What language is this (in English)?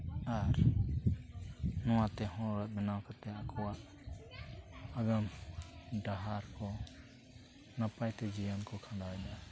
Santali